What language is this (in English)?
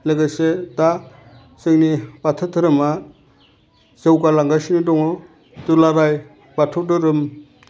Bodo